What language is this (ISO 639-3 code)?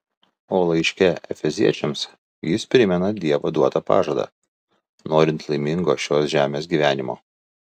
lit